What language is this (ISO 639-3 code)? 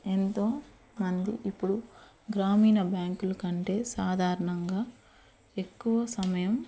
tel